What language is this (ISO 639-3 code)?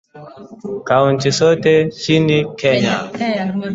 swa